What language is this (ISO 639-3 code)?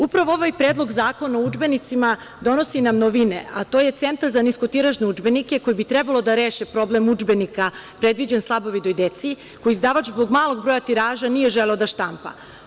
srp